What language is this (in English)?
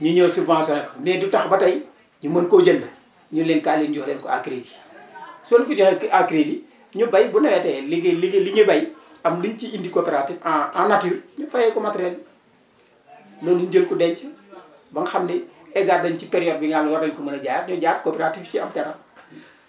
Wolof